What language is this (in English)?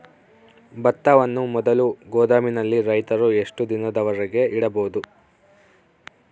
Kannada